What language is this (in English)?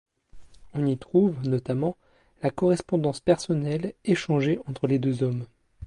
French